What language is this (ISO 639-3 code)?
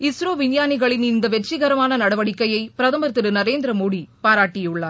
tam